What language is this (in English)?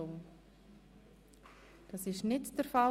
Swiss German